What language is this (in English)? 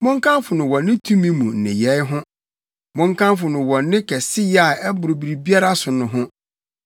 Akan